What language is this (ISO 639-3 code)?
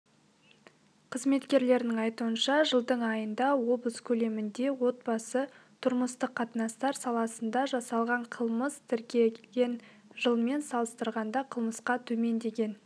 kaz